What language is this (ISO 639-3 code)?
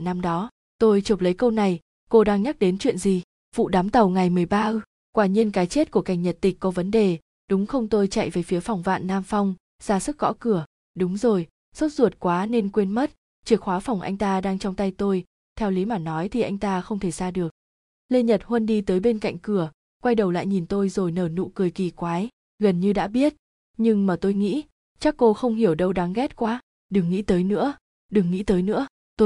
vie